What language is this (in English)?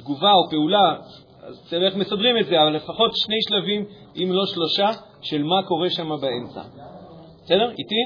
Hebrew